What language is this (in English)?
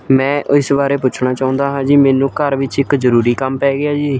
Punjabi